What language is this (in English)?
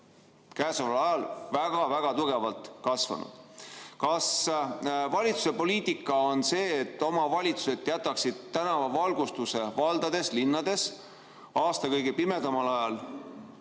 Estonian